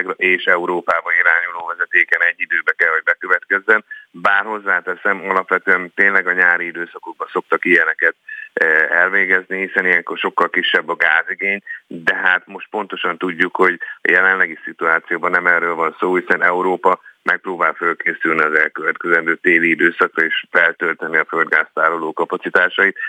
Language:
Hungarian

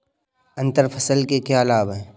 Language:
Hindi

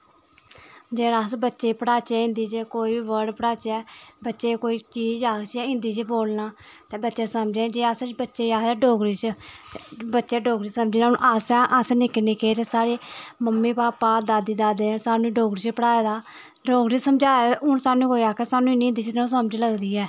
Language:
Dogri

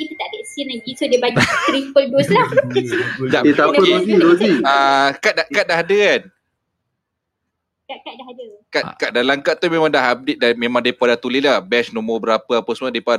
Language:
Malay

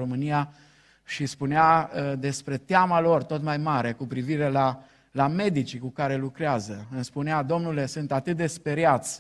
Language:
Romanian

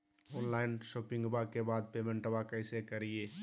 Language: Magahi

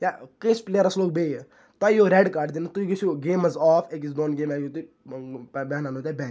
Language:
Kashmiri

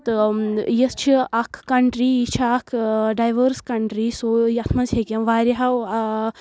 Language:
Kashmiri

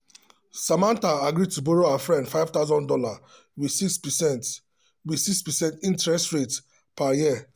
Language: Nigerian Pidgin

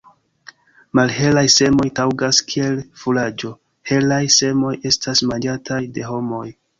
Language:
Esperanto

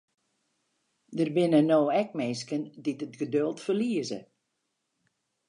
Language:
Western Frisian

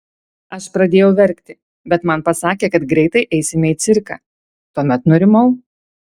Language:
Lithuanian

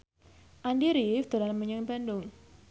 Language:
Javanese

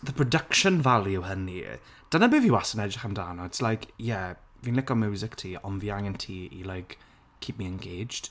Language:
Welsh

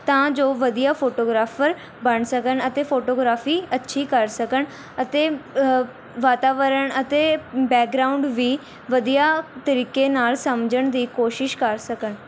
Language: Punjabi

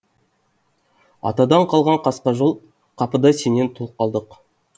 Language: Kazakh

